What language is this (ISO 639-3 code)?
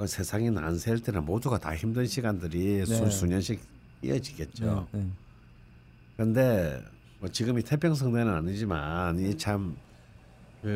kor